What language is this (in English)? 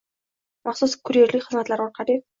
Uzbek